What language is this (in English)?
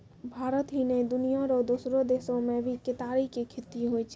Maithili